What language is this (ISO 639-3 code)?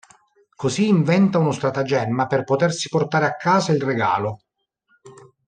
ita